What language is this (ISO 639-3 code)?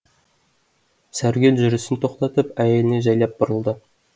kaz